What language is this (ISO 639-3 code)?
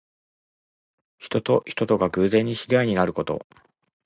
jpn